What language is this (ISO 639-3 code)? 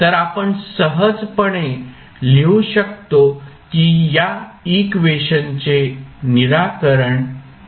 mar